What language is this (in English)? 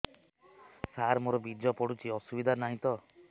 Odia